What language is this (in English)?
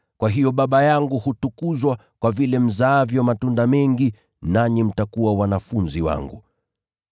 Swahili